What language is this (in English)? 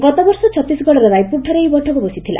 Odia